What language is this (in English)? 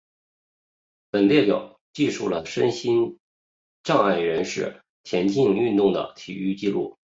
Chinese